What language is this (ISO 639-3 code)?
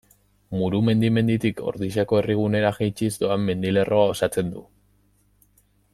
eus